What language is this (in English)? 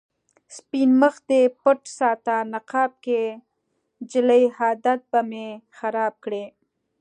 Pashto